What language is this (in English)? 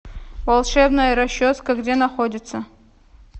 Russian